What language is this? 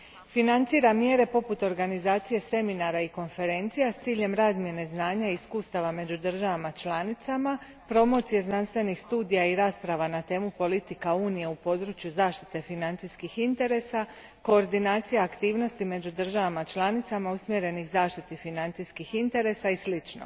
Croatian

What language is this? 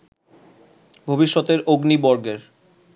Bangla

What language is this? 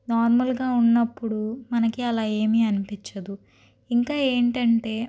Telugu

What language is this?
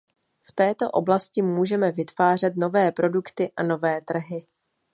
Czech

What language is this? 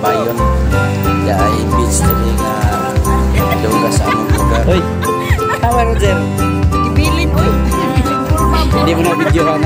Indonesian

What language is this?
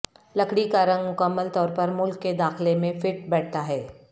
Urdu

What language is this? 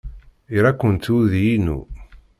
Kabyle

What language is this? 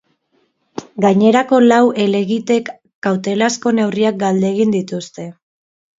Basque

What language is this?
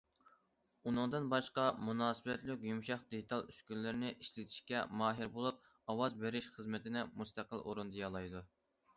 Uyghur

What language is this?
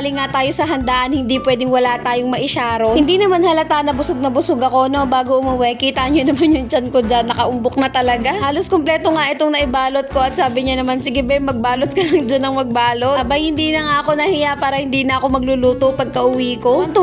Filipino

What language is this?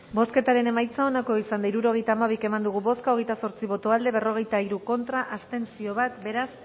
Basque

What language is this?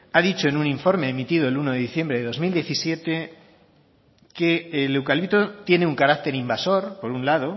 Spanish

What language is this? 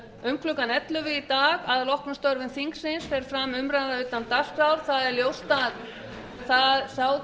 Icelandic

